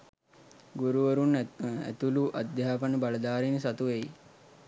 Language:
Sinhala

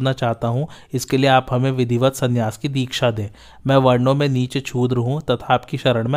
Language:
Hindi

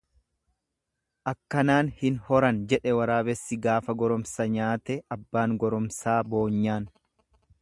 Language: Oromo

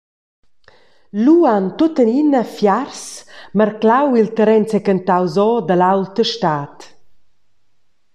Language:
Romansh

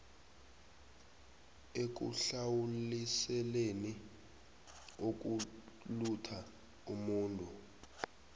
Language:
South Ndebele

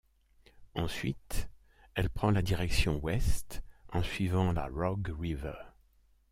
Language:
French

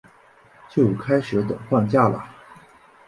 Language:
Chinese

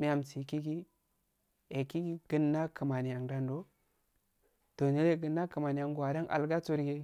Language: Afade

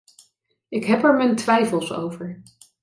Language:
Dutch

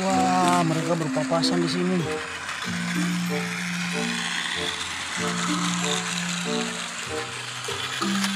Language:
Indonesian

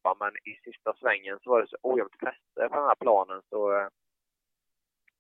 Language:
Swedish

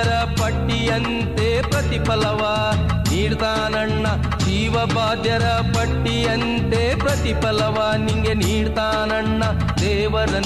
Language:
Kannada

